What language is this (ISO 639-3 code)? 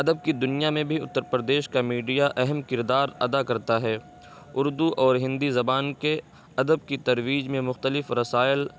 urd